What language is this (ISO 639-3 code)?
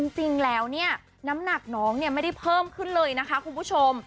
tha